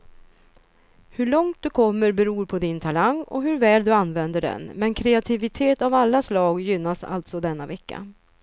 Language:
Swedish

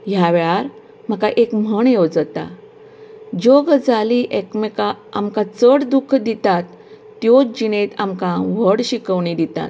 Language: Konkani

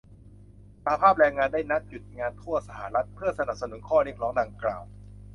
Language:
Thai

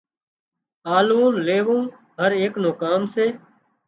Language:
Wadiyara Koli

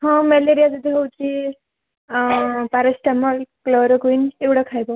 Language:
Odia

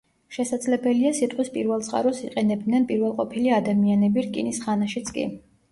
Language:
Georgian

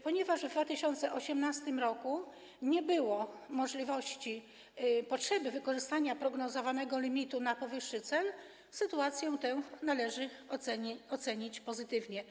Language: Polish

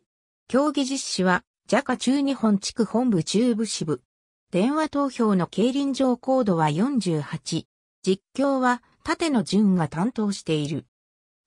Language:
Japanese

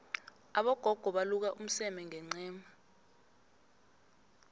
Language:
South Ndebele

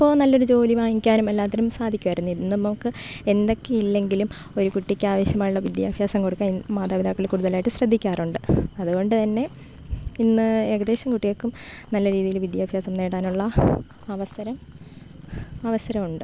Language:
Malayalam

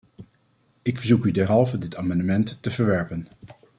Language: Dutch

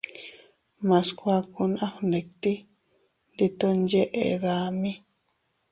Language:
Teutila Cuicatec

